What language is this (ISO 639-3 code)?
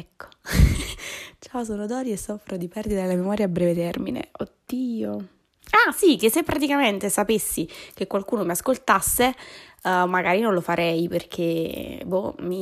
ita